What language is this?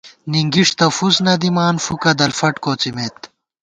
Gawar-Bati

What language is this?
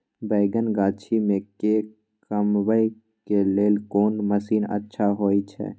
Maithili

